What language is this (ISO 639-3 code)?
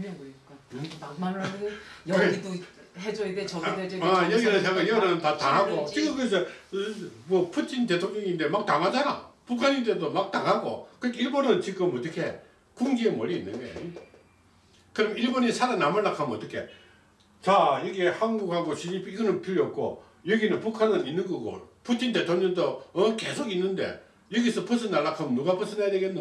kor